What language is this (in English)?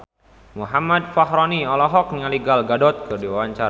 Sundanese